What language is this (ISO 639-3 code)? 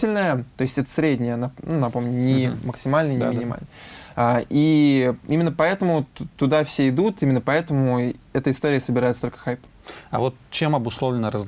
rus